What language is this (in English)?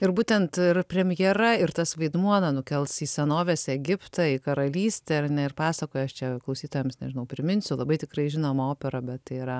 Lithuanian